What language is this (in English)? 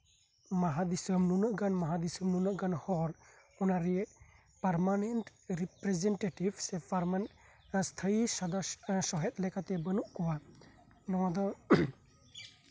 Santali